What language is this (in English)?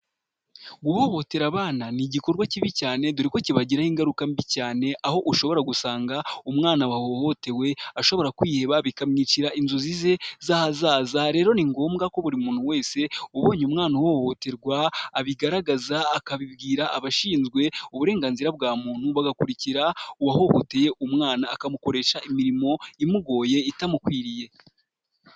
Kinyarwanda